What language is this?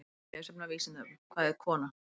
Icelandic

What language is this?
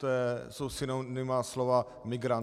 Czech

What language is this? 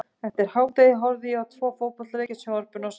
Icelandic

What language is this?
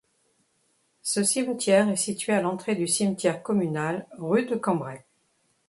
French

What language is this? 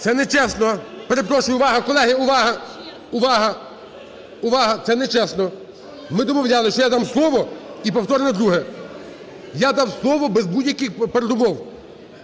Ukrainian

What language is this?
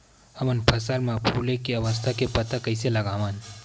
Chhattisgarhi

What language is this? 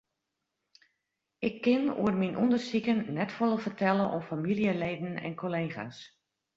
Western Frisian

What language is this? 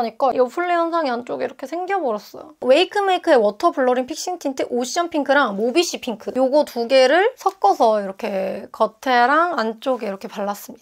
Korean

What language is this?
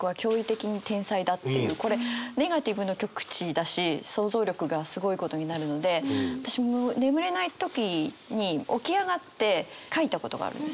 Japanese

